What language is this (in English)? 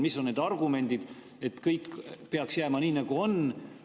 Estonian